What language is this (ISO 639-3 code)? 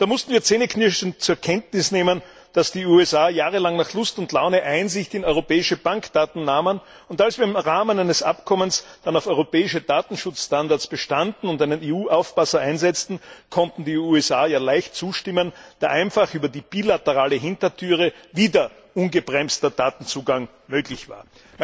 deu